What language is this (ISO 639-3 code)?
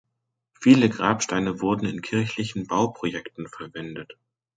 deu